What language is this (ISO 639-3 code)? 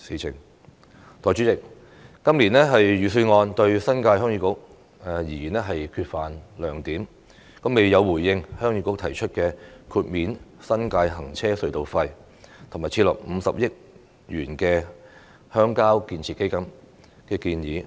yue